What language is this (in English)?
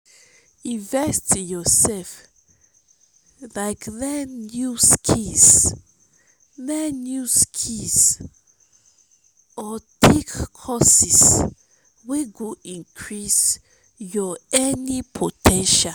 Nigerian Pidgin